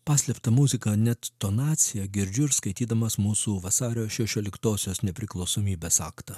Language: Lithuanian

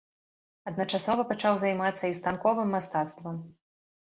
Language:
Belarusian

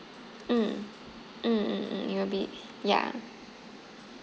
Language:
English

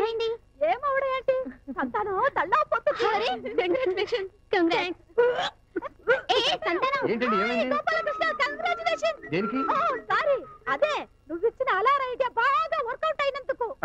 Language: English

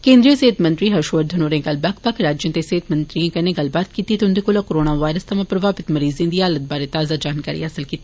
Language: Dogri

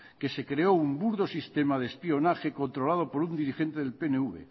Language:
Spanish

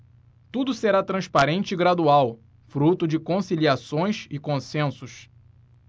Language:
Portuguese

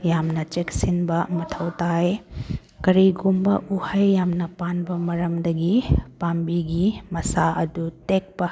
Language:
Manipuri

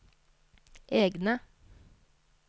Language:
Norwegian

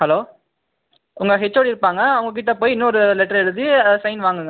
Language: Tamil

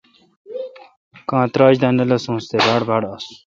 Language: Kalkoti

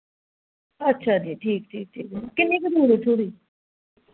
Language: Dogri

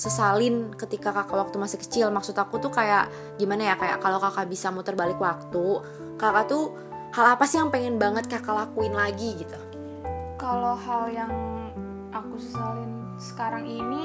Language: Indonesian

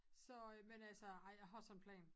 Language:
Danish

